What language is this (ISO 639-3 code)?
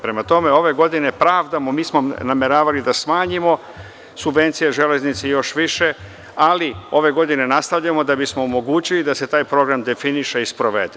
srp